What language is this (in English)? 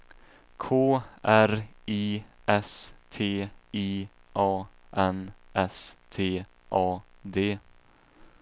Swedish